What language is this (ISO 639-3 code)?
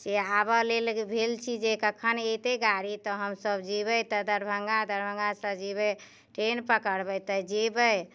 mai